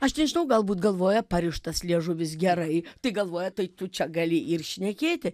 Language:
Lithuanian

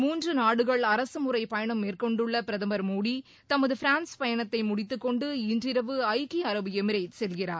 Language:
Tamil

